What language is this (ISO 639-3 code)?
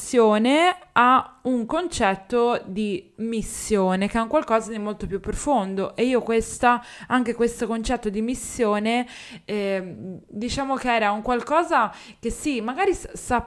ita